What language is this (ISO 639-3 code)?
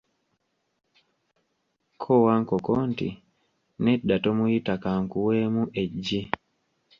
lug